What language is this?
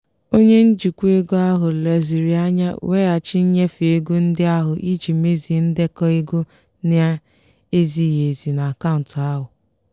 Igbo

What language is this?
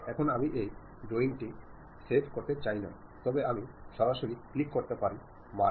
Bangla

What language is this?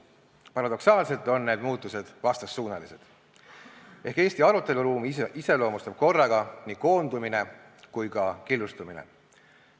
Estonian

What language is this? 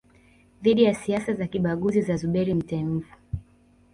Swahili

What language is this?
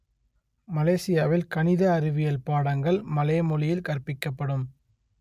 Tamil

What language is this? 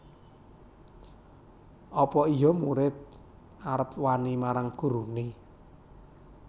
Javanese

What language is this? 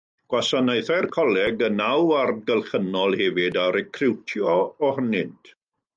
Welsh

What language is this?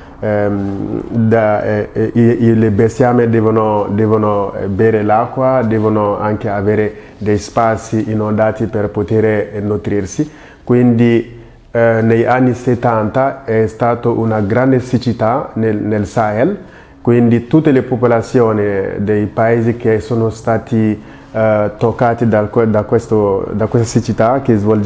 Italian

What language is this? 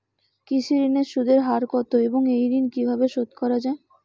Bangla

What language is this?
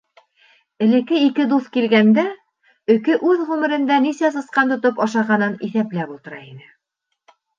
Bashkir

